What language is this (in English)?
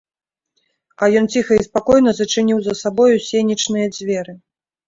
Belarusian